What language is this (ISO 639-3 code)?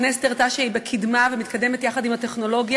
heb